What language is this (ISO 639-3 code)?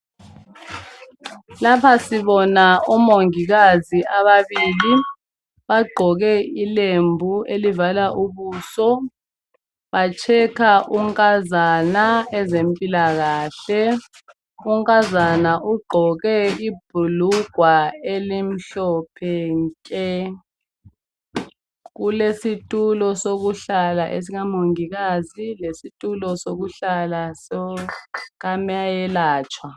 nde